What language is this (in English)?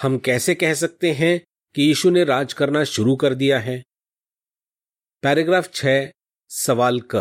Hindi